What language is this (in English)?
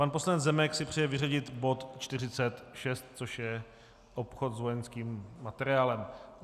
Czech